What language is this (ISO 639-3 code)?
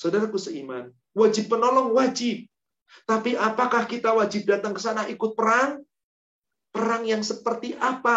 ind